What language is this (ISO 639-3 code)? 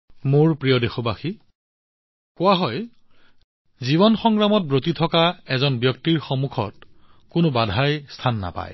asm